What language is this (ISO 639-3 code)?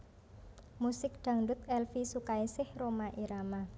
jav